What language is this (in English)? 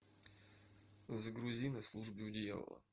Russian